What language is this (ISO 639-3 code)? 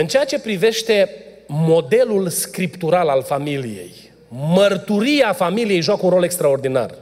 ron